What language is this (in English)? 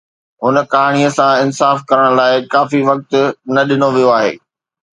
Sindhi